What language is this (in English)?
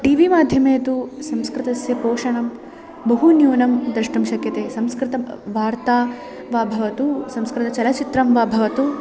Sanskrit